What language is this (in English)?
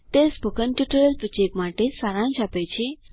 Gujarati